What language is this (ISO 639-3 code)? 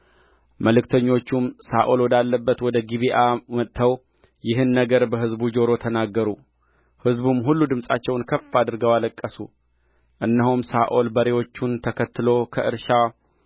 amh